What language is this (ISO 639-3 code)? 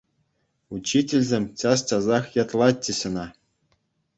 chv